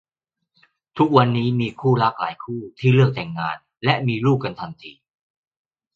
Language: Thai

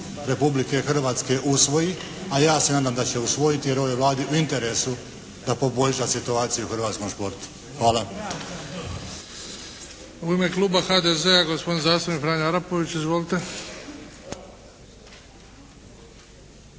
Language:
Croatian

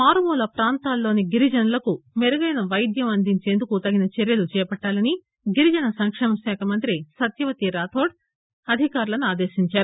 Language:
Telugu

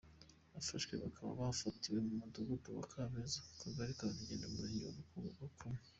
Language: Kinyarwanda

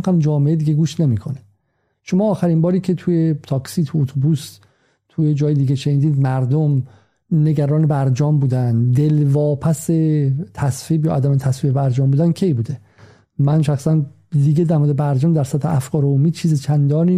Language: Persian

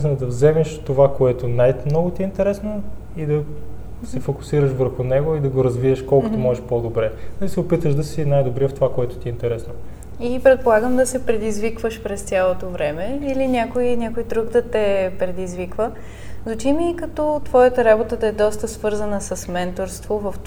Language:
Bulgarian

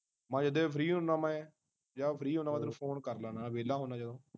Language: Punjabi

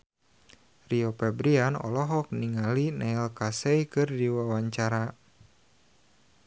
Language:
Sundanese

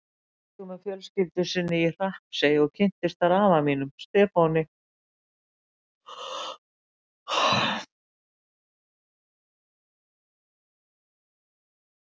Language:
Icelandic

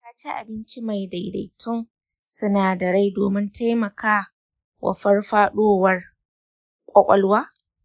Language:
Hausa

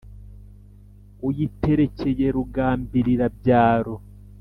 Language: Kinyarwanda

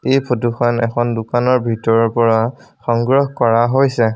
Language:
Assamese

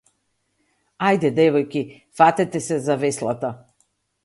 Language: Macedonian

